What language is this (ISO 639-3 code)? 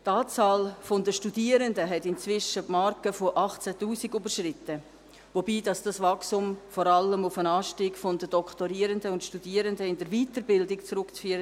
gsw